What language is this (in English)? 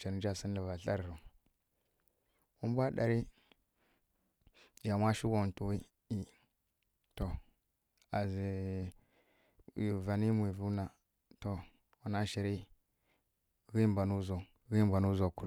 Kirya-Konzəl